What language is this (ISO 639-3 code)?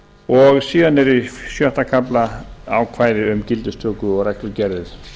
isl